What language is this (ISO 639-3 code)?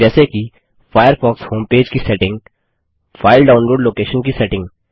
hin